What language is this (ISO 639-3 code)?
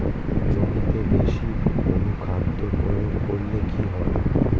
ben